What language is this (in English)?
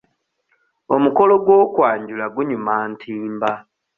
Ganda